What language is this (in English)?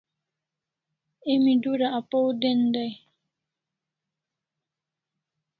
Kalasha